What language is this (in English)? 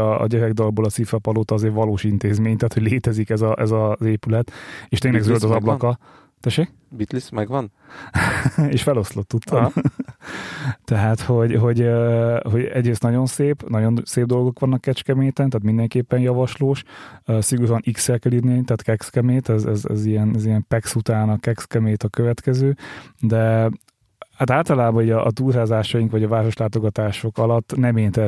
Hungarian